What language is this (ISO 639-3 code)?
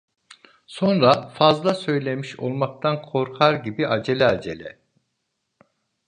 tur